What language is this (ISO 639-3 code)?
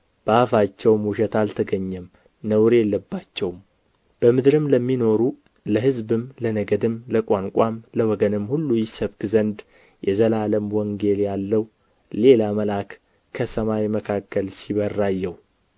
amh